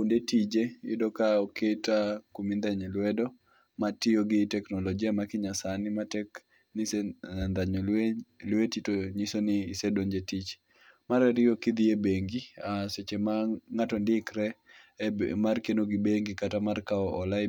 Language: Luo (Kenya and Tanzania)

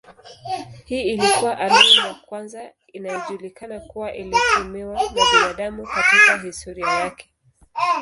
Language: Swahili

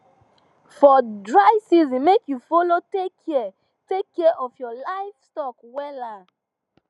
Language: Nigerian Pidgin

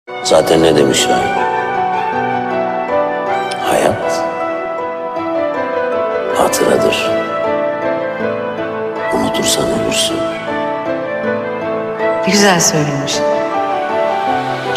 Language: Turkish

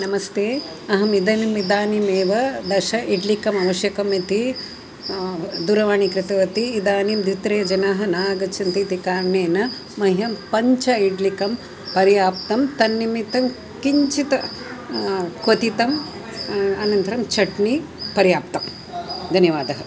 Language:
Sanskrit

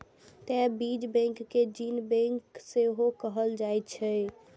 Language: Maithili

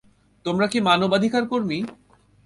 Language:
Bangla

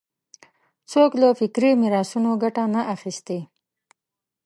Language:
Pashto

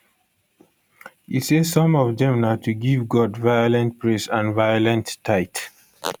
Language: Nigerian Pidgin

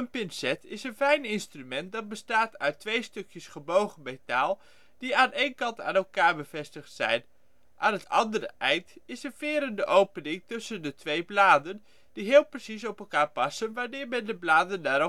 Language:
Dutch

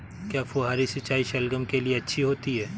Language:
Hindi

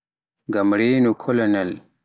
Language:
Pular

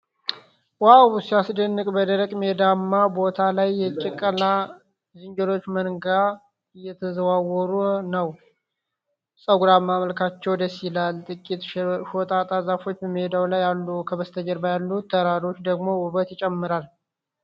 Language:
Amharic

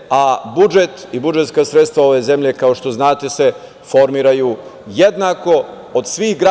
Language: Serbian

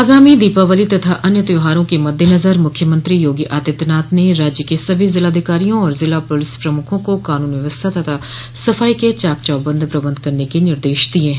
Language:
Hindi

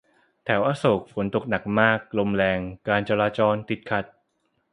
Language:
Thai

